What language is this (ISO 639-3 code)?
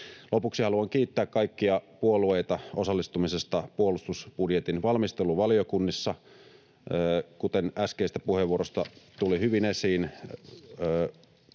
fin